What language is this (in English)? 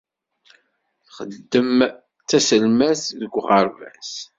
Kabyle